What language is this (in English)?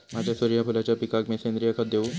Marathi